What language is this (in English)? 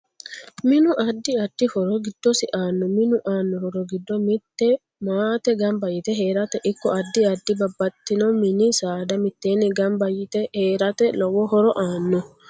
Sidamo